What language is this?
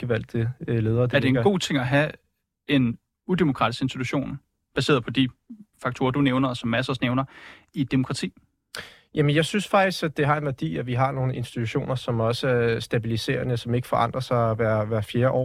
Danish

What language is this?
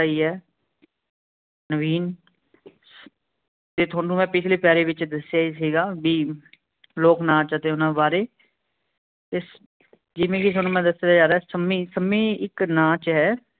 Punjabi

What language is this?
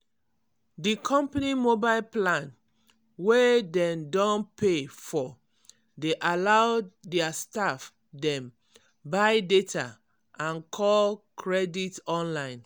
Nigerian Pidgin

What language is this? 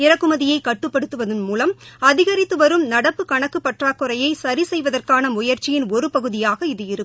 Tamil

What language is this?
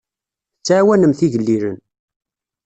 Kabyle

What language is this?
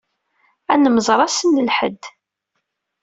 Kabyle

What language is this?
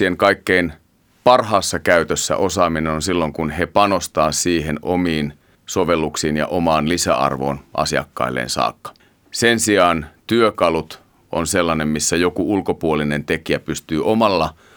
Finnish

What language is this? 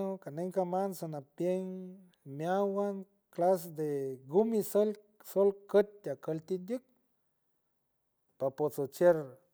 San Francisco Del Mar Huave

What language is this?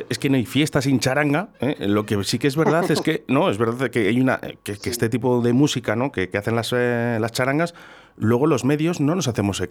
Spanish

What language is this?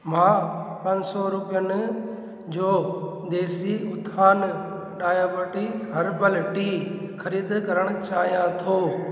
Sindhi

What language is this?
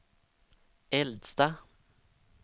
Swedish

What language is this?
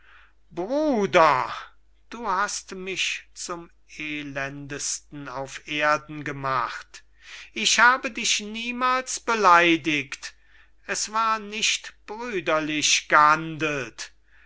German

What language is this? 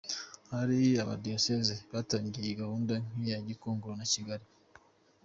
Kinyarwanda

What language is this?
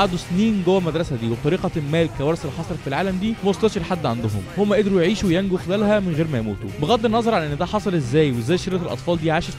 Arabic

